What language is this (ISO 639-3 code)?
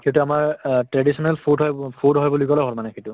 asm